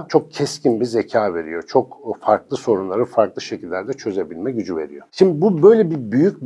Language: Turkish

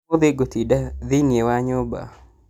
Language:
Kikuyu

